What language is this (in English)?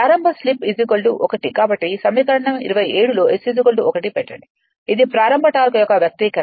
Telugu